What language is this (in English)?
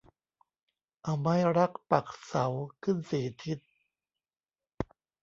Thai